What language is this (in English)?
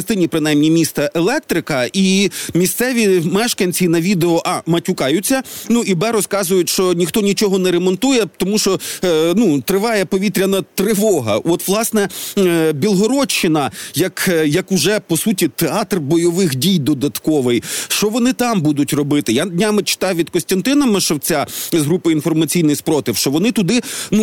Ukrainian